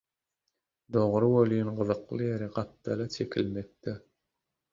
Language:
Turkmen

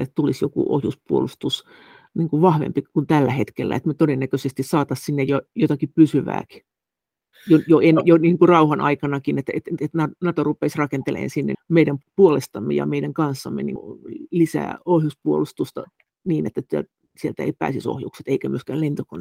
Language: Finnish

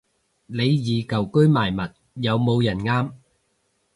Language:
Cantonese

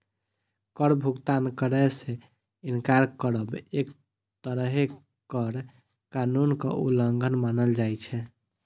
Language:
Maithili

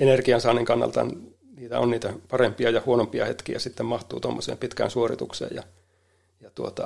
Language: Finnish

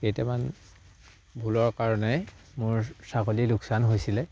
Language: Assamese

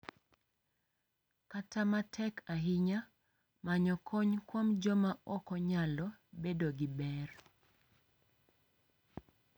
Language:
Luo (Kenya and Tanzania)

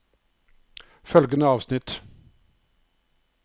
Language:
Norwegian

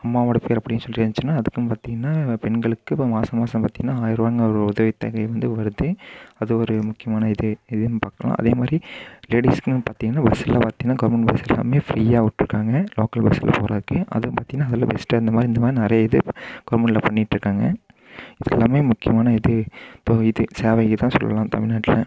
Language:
Tamil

